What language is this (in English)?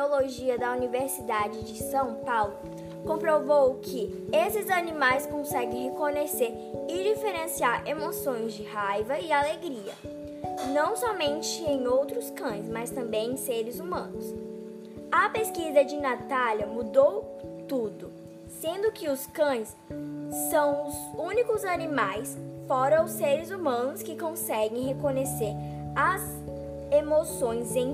Portuguese